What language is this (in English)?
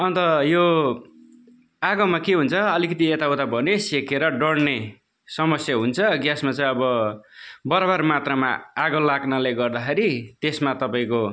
Nepali